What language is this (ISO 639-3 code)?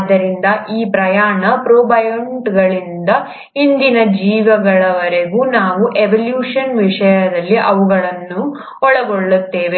kan